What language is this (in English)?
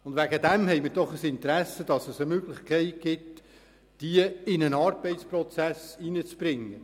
Swiss German